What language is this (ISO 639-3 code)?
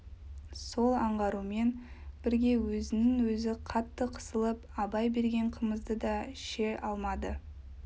kaz